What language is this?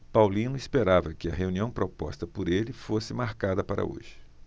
Portuguese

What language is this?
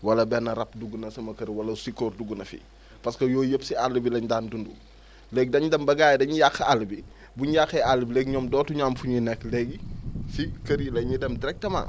Wolof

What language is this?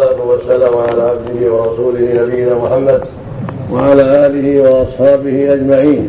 Arabic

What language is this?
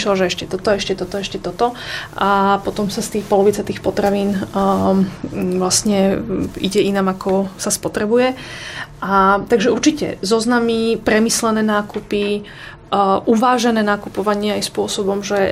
Slovak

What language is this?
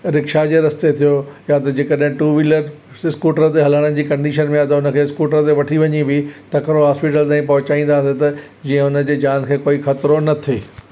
Sindhi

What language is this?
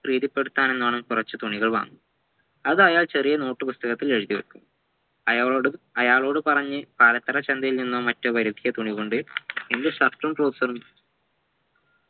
Malayalam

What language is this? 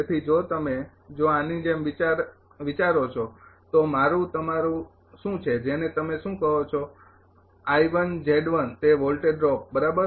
Gujarati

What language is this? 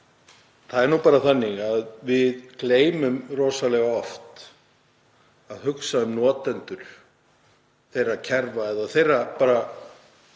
Icelandic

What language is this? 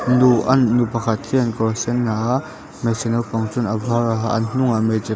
Mizo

